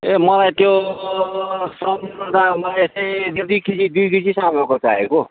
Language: Nepali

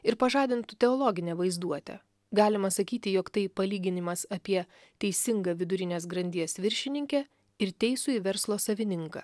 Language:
Lithuanian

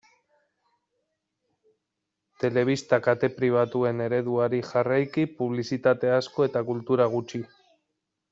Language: Basque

